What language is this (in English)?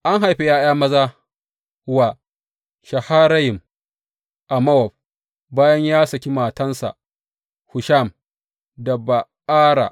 Hausa